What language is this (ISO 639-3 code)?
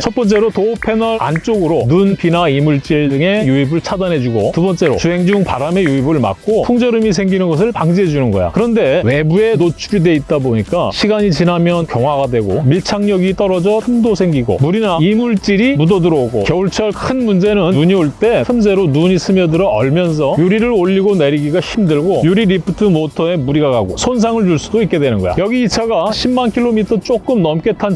kor